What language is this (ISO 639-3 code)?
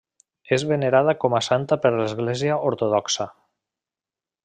cat